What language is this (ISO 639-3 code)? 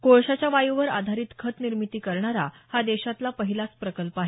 mar